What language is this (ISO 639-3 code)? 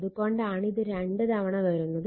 mal